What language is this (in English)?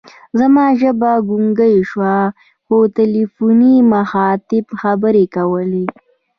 Pashto